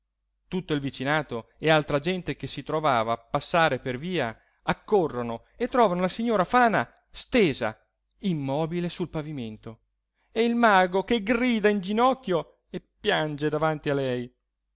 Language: Italian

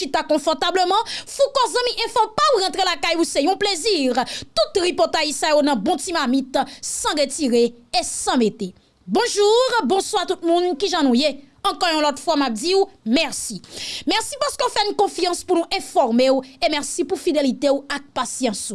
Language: French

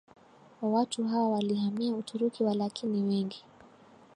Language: Swahili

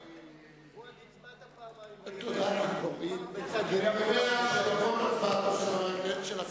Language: Hebrew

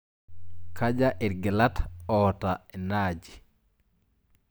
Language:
Masai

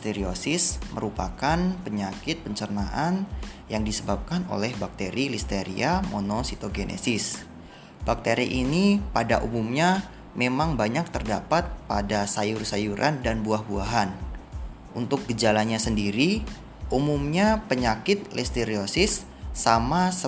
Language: Indonesian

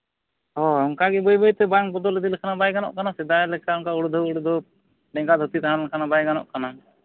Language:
Santali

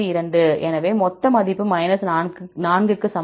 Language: Tamil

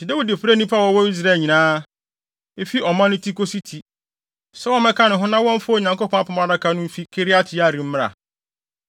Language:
Akan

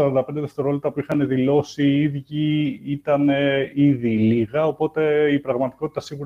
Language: Greek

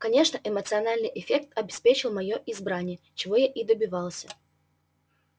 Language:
Russian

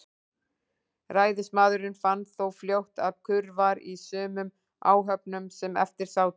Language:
Icelandic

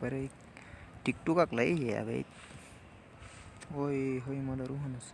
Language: Urdu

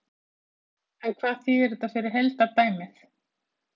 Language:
Icelandic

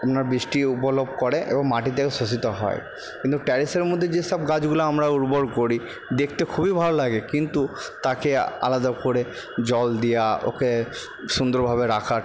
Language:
Bangla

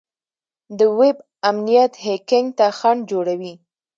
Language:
Pashto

